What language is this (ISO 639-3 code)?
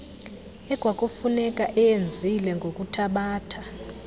xho